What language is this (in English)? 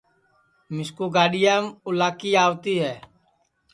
Sansi